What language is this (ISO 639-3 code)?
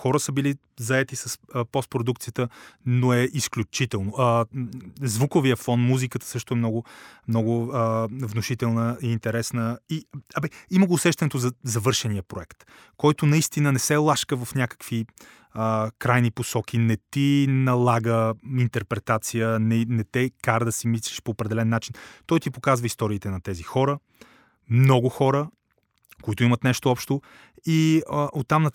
bul